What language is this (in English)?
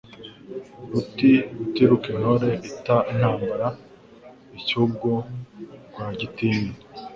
Kinyarwanda